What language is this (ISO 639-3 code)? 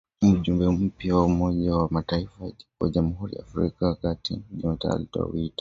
swa